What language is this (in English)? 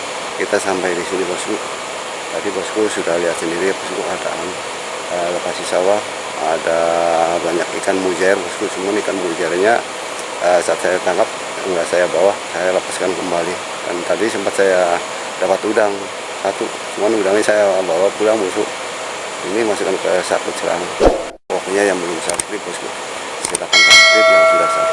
Indonesian